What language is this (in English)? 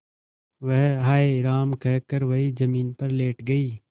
Hindi